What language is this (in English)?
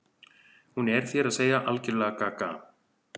Icelandic